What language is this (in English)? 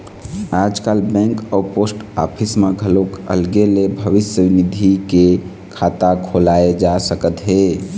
Chhattisgarhi